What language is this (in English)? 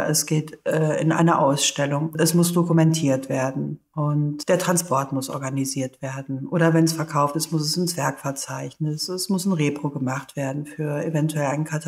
German